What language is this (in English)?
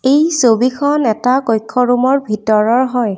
Assamese